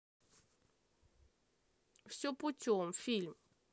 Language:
Russian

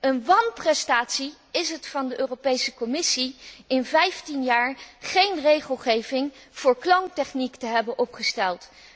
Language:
Dutch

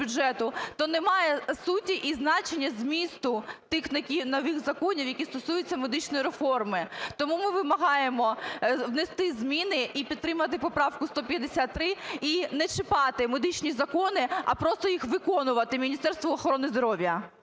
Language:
Ukrainian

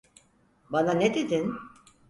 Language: Turkish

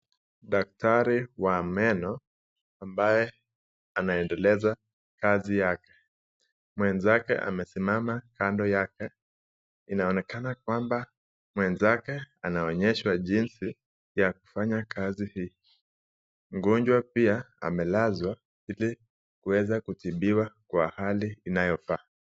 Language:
Swahili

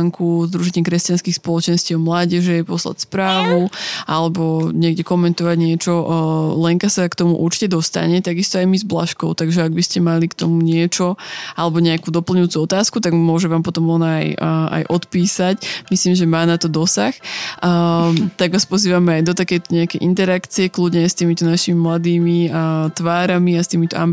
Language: Slovak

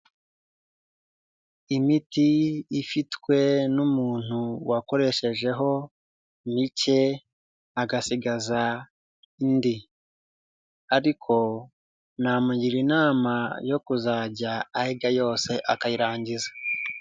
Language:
Kinyarwanda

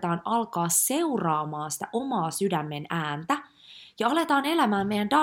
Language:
Finnish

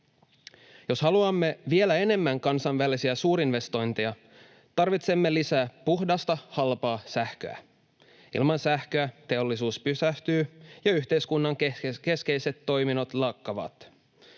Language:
Finnish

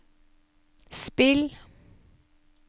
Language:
Norwegian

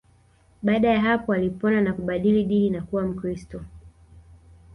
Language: Swahili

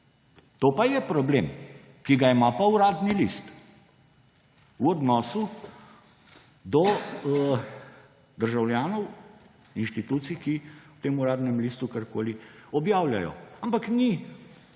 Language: Slovenian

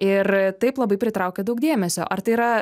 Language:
Lithuanian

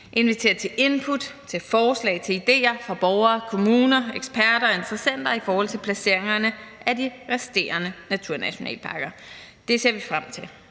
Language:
Danish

